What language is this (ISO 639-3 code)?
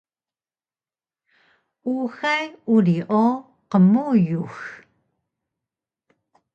trv